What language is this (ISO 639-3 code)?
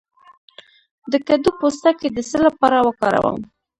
pus